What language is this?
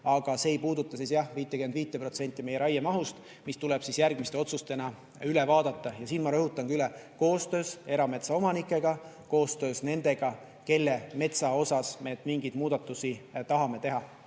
Estonian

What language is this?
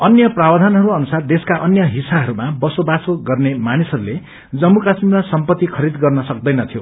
Nepali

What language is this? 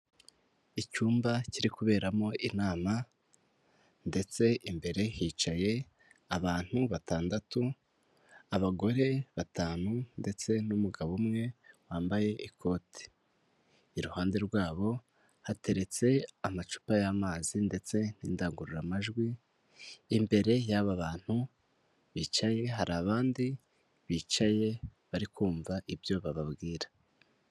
Kinyarwanda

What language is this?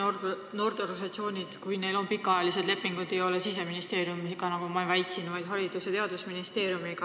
Estonian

